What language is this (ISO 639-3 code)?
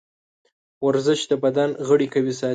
pus